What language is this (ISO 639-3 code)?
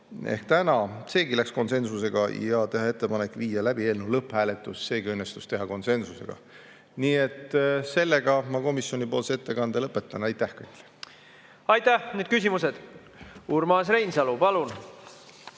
est